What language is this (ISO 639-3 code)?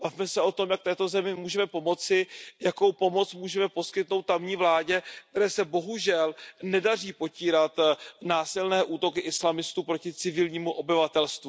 ces